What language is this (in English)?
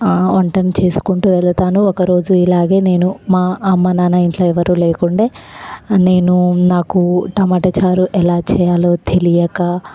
Telugu